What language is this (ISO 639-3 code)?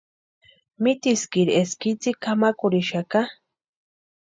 pua